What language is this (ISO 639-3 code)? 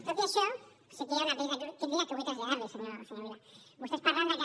cat